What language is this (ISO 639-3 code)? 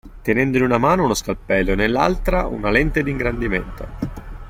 ita